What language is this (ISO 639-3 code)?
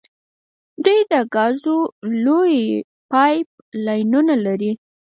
pus